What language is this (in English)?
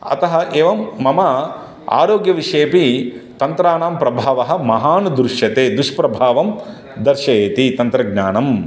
Sanskrit